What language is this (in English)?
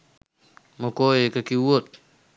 Sinhala